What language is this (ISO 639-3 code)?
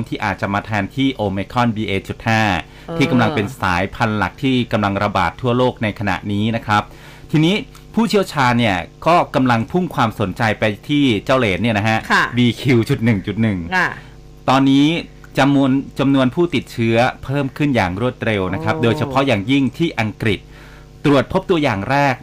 tha